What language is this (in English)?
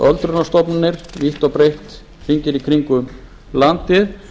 Icelandic